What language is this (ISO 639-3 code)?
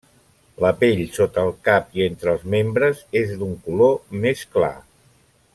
cat